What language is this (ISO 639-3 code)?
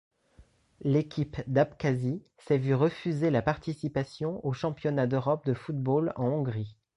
fra